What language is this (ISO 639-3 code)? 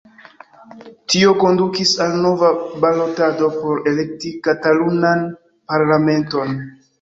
epo